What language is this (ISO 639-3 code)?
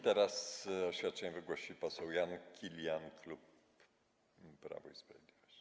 pol